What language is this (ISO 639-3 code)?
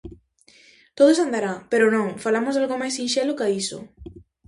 glg